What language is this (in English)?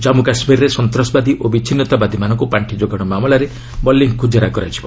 Odia